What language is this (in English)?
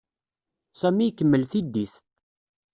Kabyle